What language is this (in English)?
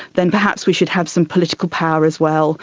English